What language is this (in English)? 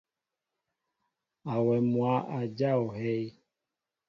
Mbo (Cameroon)